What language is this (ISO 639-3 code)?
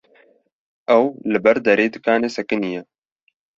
kur